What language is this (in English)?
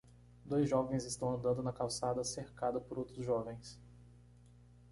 Portuguese